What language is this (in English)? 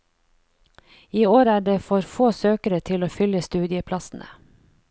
Norwegian